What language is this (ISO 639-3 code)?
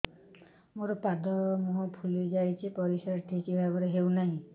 ori